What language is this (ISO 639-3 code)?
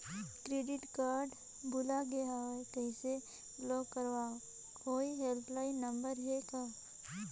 hne